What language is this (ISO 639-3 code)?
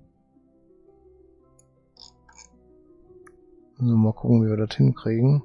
deu